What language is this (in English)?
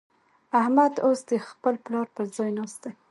Pashto